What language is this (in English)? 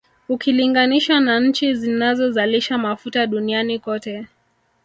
Swahili